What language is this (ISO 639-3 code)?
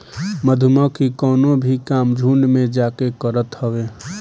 bho